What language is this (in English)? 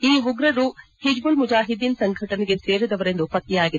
Kannada